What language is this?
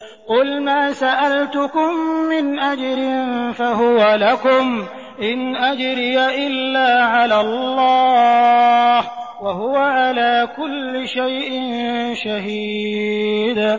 Arabic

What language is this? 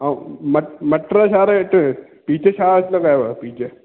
Sindhi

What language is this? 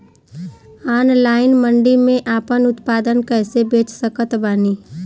Bhojpuri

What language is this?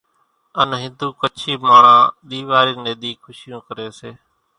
Kachi Koli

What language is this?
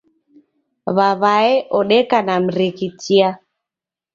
Taita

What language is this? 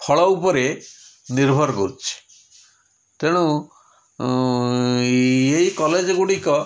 Odia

